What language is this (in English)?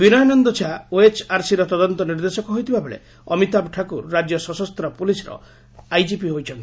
Odia